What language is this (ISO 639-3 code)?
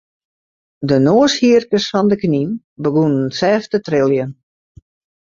fry